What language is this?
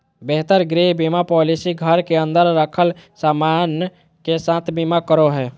Magahi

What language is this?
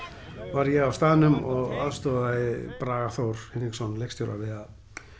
Icelandic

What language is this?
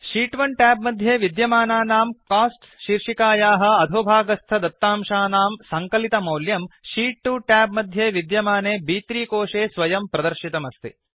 Sanskrit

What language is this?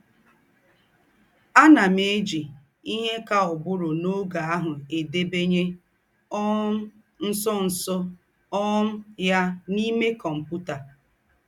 Igbo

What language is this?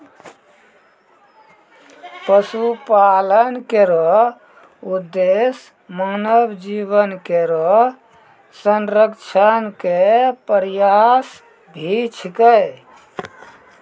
Maithili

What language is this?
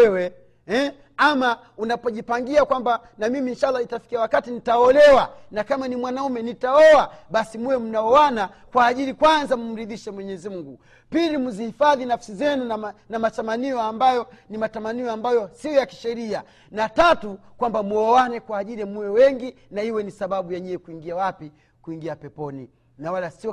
Swahili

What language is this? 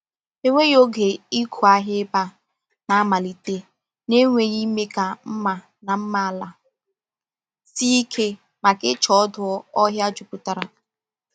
Igbo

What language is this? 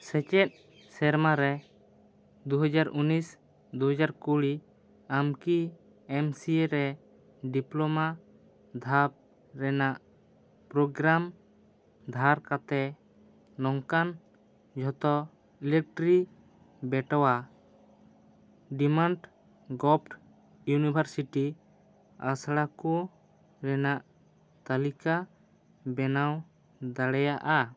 Santali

